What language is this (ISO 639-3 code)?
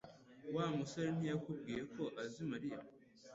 kin